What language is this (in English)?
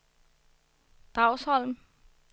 Danish